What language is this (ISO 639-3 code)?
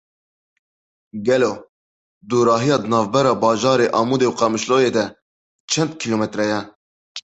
kur